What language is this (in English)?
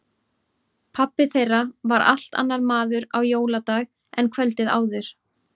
Icelandic